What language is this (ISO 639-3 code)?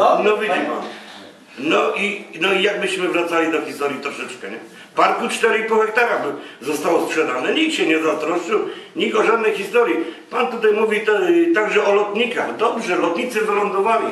pol